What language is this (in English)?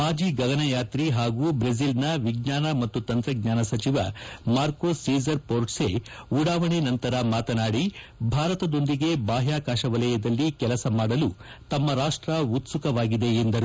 Kannada